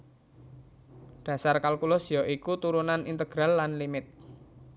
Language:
Javanese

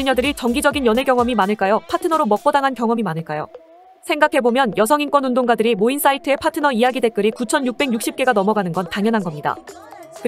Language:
Korean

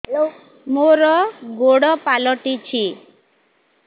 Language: Odia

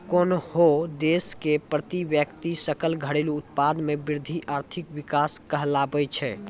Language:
Maithili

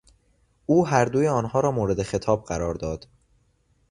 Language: Persian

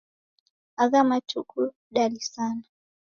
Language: Taita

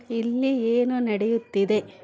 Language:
Kannada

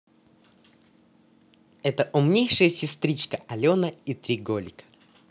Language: Russian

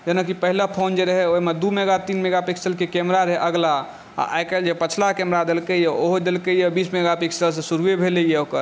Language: Maithili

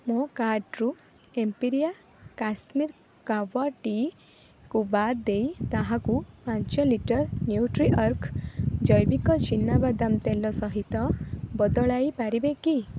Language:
Odia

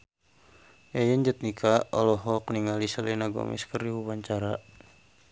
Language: Sundanese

